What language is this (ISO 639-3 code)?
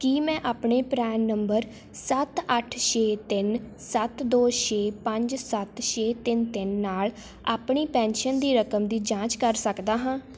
pan